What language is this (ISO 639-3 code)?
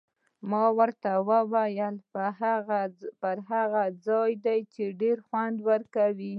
pus